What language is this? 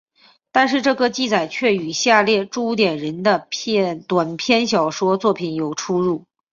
Chinese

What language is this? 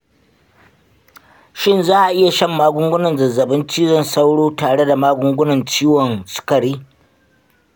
Hausa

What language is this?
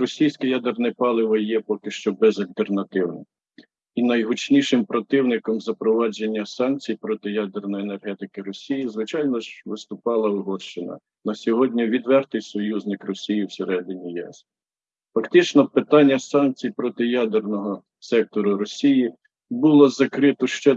Ukrainian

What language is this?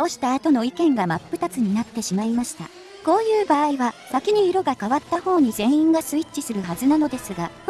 Japanese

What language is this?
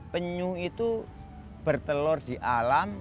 Indonesian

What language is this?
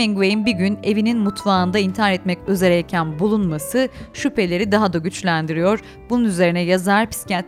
Turkish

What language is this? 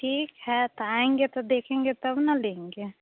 Hindi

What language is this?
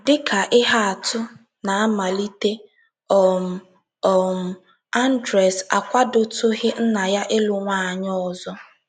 Igbo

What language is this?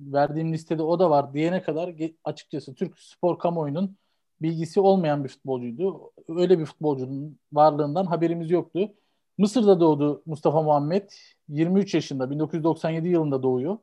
Turkish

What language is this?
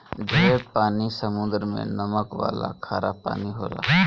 Bhojpuri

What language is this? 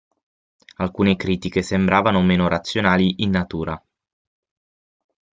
Italian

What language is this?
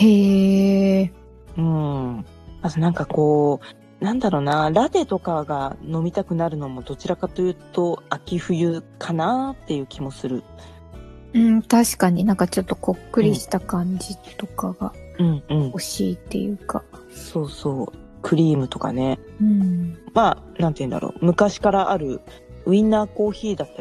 Japanese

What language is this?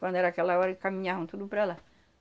Portuguese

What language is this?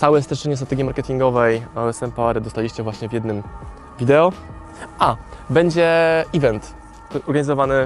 Polish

